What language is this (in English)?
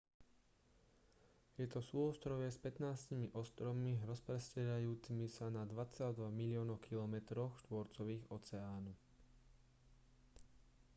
Slovak